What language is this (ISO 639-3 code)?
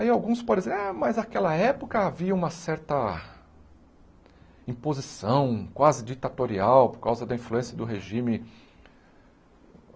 por